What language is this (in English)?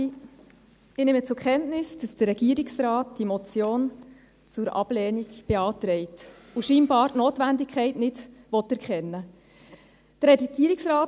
Swiss German